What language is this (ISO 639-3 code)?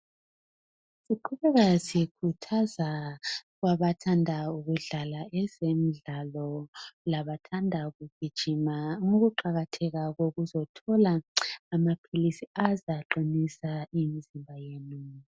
nde